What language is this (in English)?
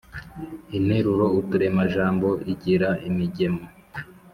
Kinyarwanda